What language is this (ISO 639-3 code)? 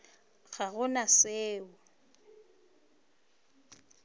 nso